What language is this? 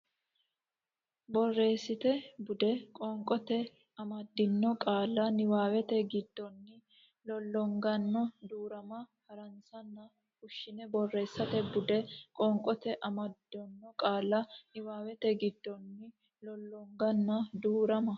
Sidamo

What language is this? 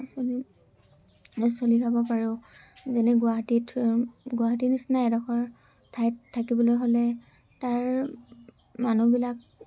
Assamese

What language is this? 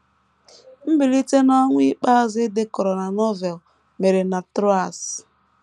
Igbo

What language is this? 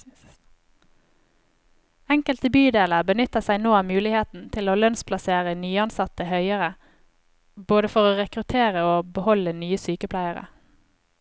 Norwegian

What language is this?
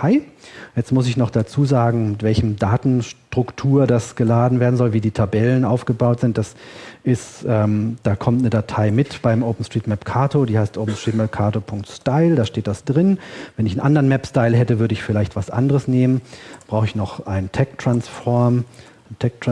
German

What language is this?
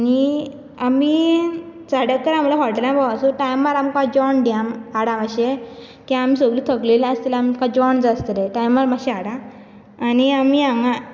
Konkani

